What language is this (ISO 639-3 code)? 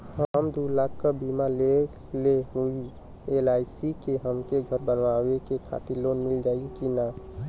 bho